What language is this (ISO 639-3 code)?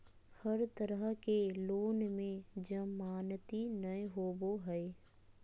mag